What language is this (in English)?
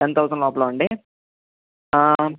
Telugu